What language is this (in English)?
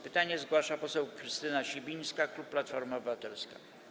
Polish